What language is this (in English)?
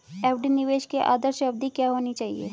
Hindi